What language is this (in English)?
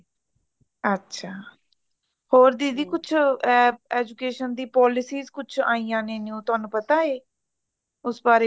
Punjabi